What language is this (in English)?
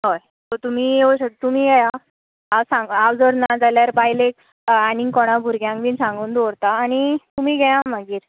Konkani